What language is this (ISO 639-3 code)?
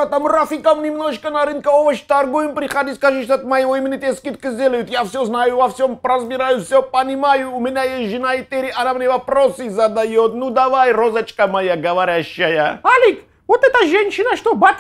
rus